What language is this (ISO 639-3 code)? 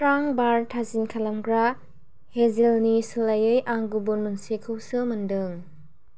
brx